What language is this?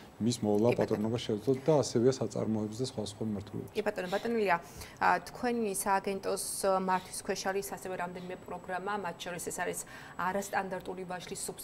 Romanian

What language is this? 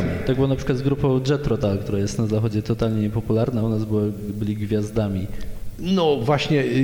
Polish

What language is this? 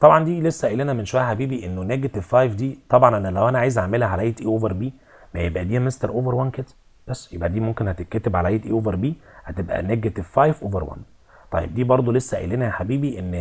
Arabic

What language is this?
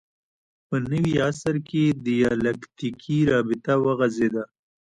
Pashto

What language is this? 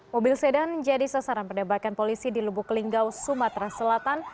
Indonesian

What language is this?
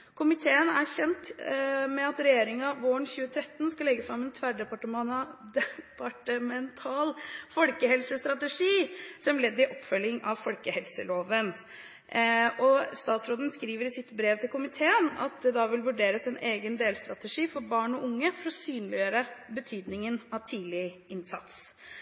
Norwegian Bokmål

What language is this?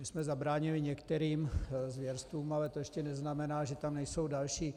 Czech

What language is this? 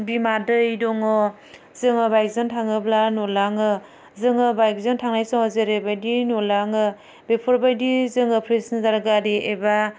Bodo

